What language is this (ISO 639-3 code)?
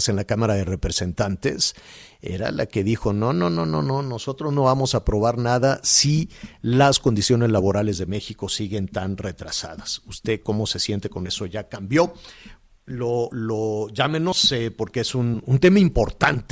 spa